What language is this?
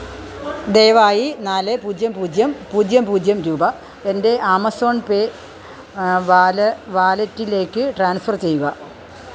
Malayalam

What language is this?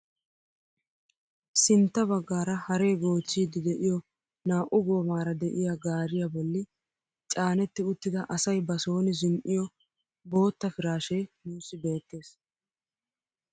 Wolaytta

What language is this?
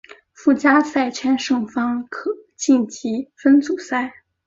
Chinese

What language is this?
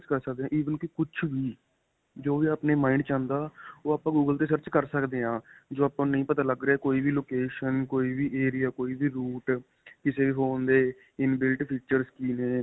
Punjabi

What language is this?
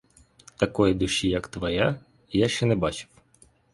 Ukrainian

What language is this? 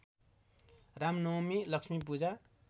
Nepali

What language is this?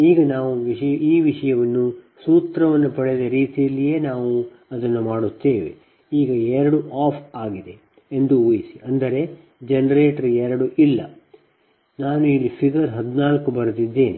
Kannada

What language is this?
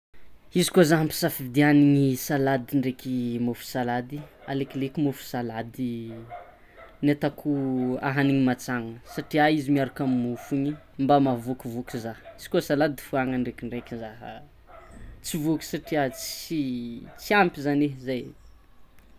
Tsimihety Malagasy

